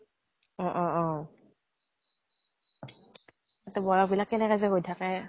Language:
Assamese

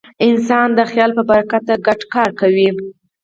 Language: Pashto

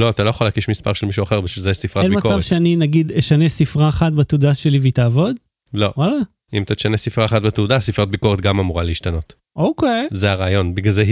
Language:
Hebrew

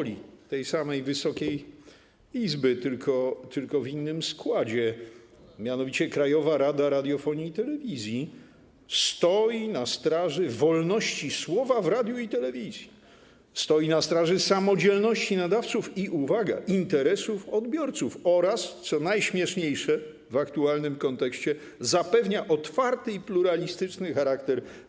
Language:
Polish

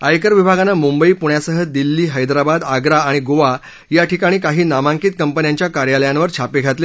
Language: Marathi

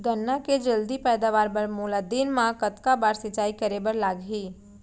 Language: Chhattisgarhi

